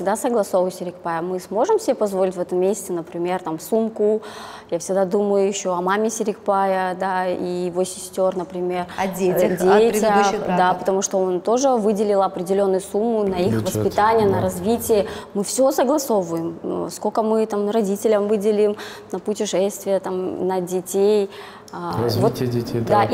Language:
Russian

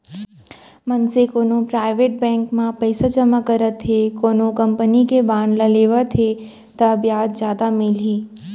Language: Chhattisgarhi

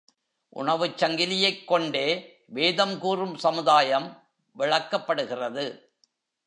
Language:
Tamil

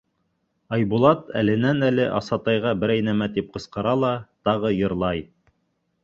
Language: Bashkir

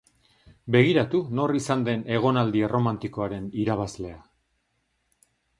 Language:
Basque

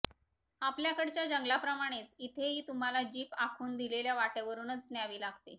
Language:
Marathi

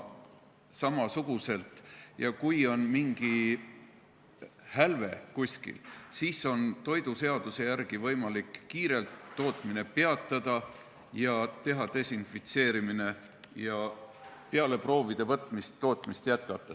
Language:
Estonian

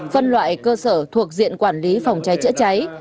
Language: Vietnamese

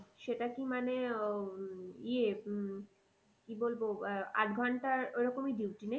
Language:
Bangla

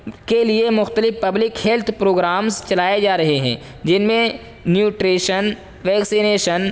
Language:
Urdu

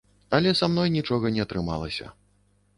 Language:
Belarusian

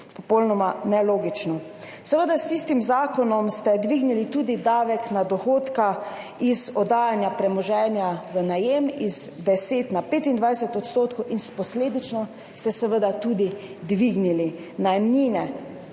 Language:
Slovenian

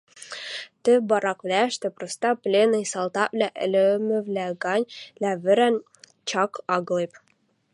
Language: Western Mari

